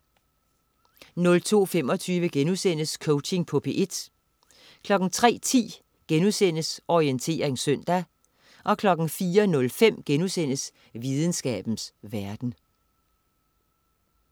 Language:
Danish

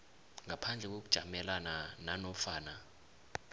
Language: South Ndebele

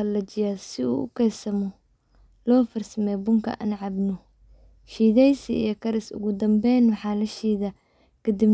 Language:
Somali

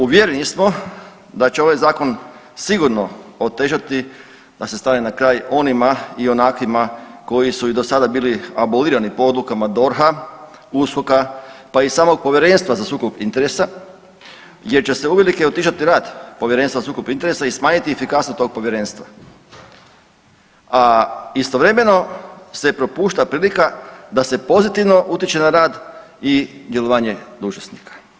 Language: Croatian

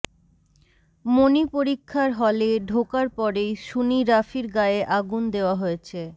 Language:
Bangla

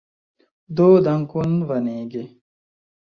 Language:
Esperanto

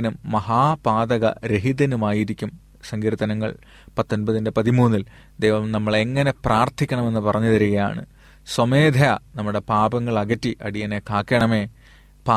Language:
Malayalam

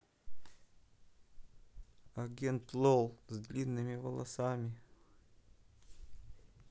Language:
Russian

